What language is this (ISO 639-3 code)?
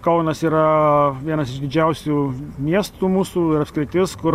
lit